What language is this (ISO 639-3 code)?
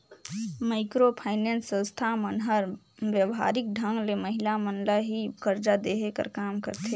hne